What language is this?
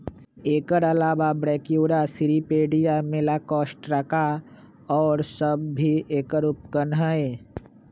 Magahi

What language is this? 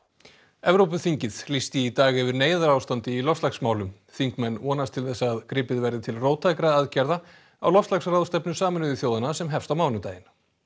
Icelandic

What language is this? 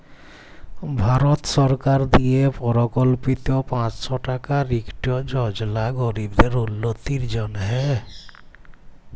Bangla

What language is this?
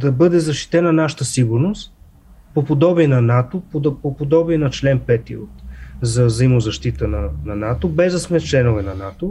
Bulgarian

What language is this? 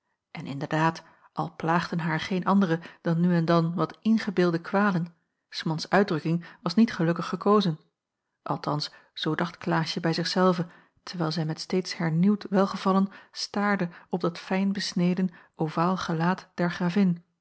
Dutch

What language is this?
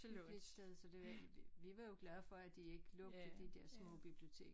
Danish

